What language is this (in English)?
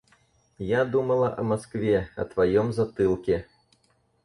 Russian